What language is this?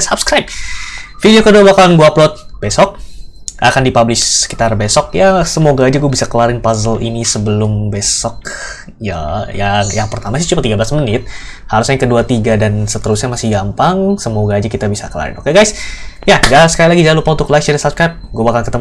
Indonesian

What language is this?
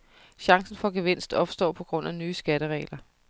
Danish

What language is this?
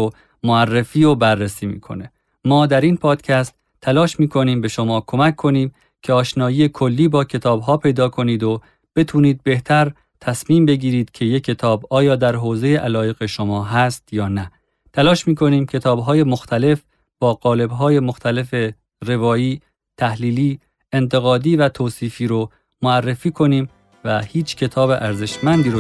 Persian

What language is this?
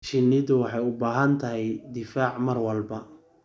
Somali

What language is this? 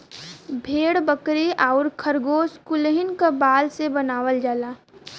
Bhojpuri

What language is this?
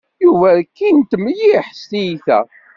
Kabyle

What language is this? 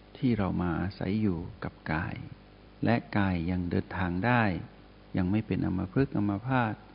Thai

